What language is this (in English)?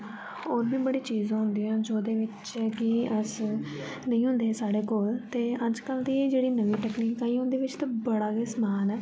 Dogri